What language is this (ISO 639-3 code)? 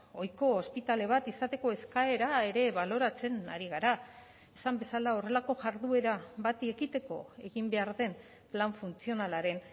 eus